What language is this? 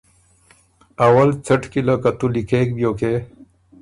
Ormuri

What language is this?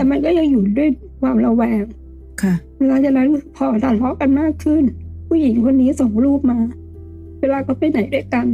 Thai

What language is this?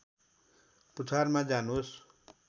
Nepali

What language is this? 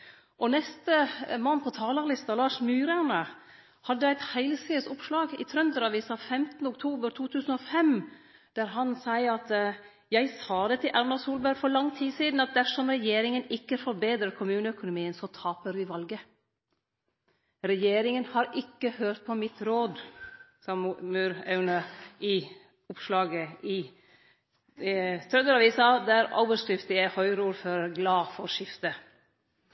Norwegian Nynorsk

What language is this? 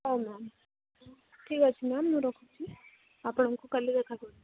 Odia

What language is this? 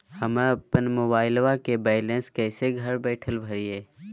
Magahi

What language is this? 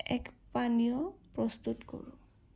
Assamese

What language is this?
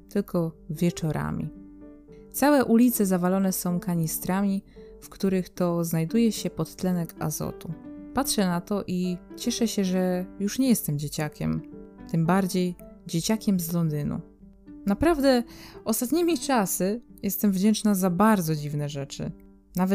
Polish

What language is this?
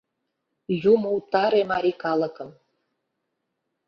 Mari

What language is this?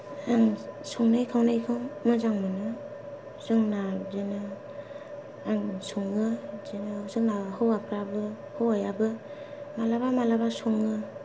Bodo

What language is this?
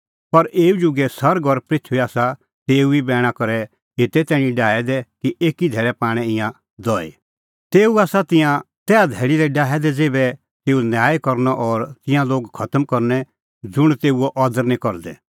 Kullu Pahari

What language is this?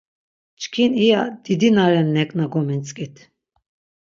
Laz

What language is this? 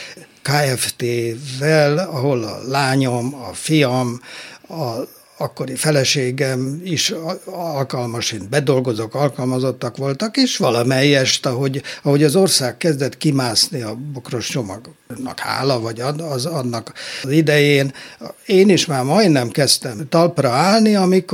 Hungarian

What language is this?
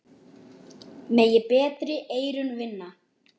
Icelandic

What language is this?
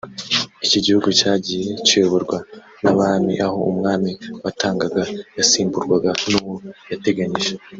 Kinyarwanda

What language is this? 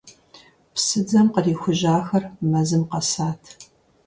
Kabardian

